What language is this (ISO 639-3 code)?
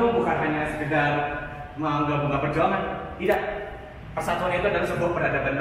ind